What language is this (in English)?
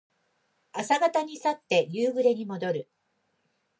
Japanese